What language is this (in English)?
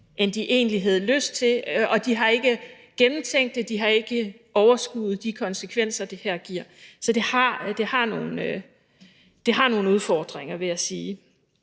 Danish